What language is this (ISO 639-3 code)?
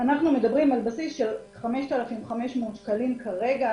heb